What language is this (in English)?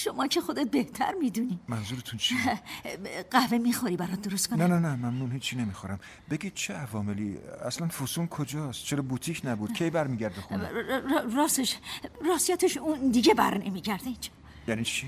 Persian